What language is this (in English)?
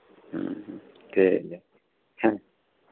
Santali